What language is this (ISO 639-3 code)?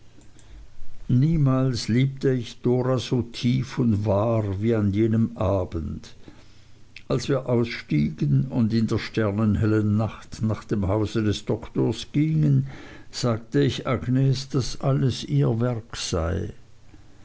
deu